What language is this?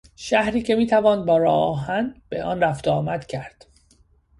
Persian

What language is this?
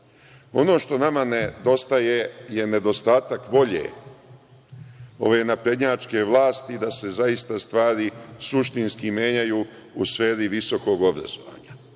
Serbian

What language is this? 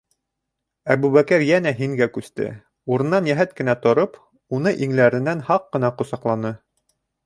Bashkir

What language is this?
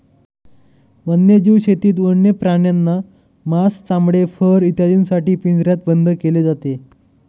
Marathi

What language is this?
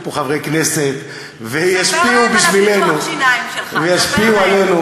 Hebrew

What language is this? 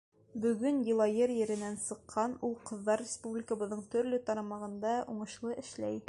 Bashkir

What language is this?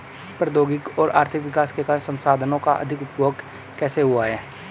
Hindi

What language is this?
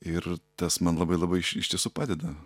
Lithuanian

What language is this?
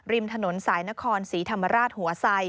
Thai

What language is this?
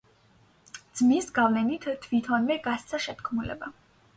Georgian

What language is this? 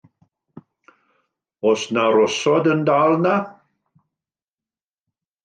Welsh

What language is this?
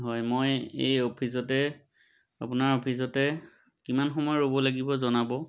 Assamese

